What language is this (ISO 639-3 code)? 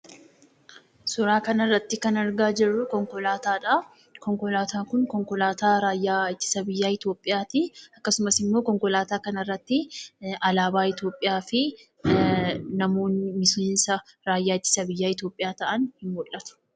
orm